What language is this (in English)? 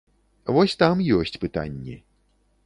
Belarusian